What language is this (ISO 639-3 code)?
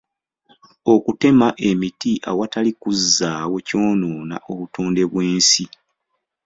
lug